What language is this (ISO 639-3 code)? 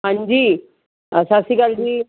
pan